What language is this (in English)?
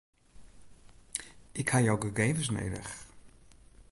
Western Frisian